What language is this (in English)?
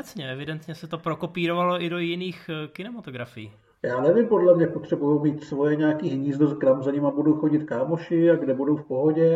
Czech